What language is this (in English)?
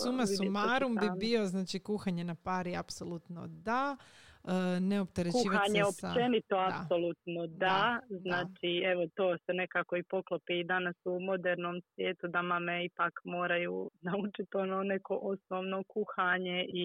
Croatian